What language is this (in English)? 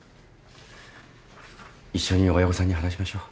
Japanese